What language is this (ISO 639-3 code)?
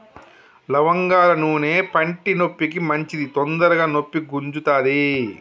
tel